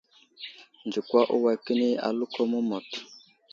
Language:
Wuzlam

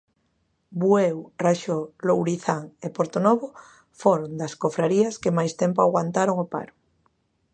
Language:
Galician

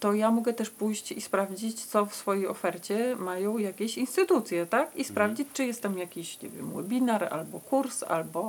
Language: Polish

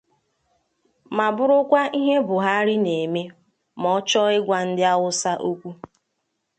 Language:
Igbo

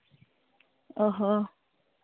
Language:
Santali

